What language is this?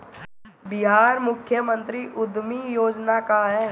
Bhojpuri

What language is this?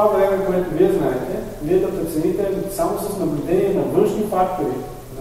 Bulgarian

